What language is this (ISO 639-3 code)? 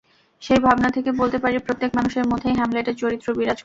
ben